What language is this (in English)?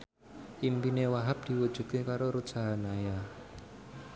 Javanese